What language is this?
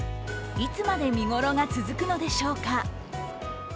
Japanese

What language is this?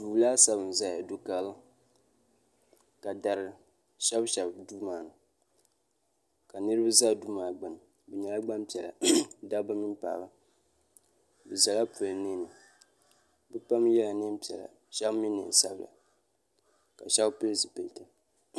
Dagbani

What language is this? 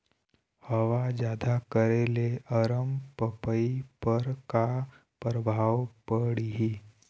Chhattisgarhi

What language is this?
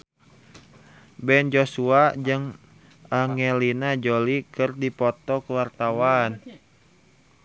Sundanese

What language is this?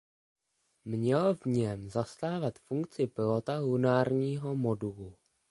Czech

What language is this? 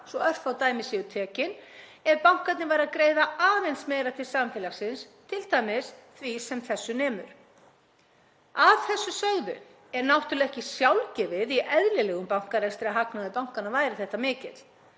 Icelandic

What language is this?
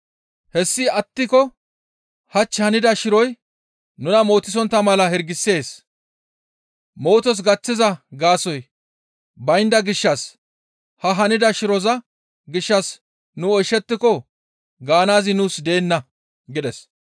Gamo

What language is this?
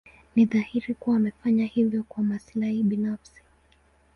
Swahili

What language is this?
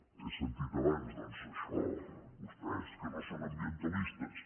Catalan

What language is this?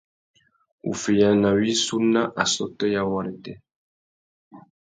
Tuki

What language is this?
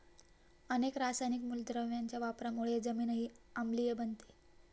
Marathi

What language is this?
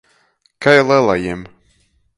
Latgalian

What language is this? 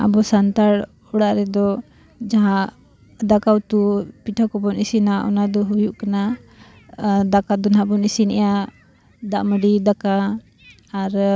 Santali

